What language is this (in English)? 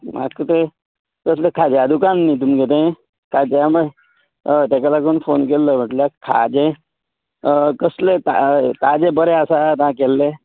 Konkani